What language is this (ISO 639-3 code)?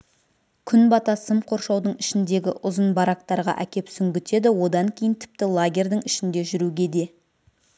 kaz